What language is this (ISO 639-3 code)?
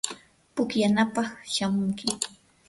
qur